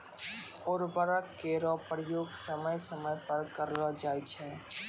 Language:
Maithili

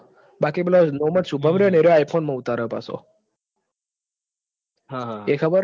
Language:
Gujarati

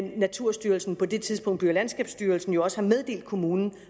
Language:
Danish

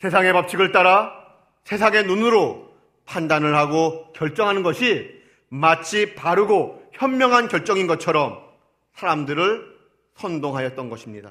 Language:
Korean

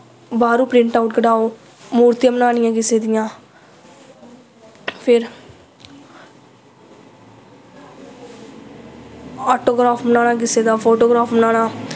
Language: Dogri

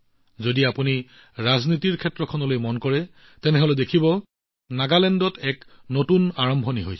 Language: Assamese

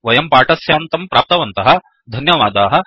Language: Sanskrit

